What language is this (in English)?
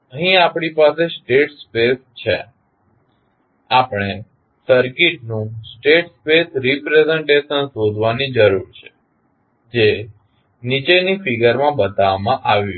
Gujarati